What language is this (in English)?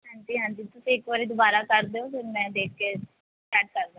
Punjabi